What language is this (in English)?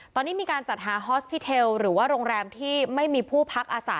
Thai